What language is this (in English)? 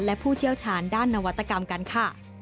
Thai